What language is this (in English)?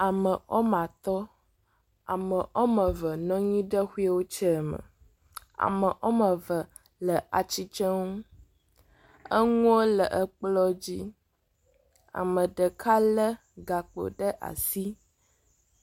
Ewe